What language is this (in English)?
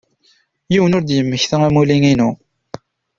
Kabyle